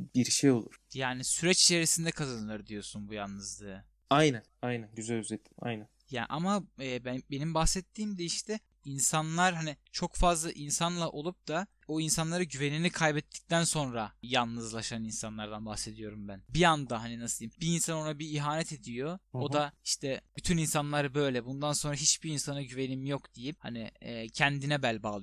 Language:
Turkish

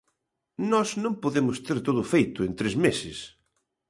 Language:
Galician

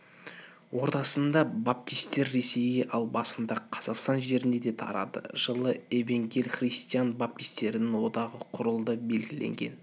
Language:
Kazakh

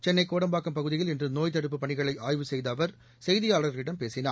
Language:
Tamil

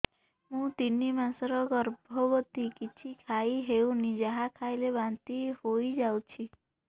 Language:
Odia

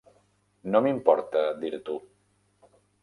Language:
Catalan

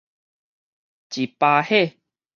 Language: Min Nan Chinese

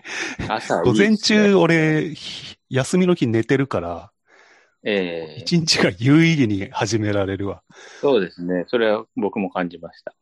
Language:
Japanese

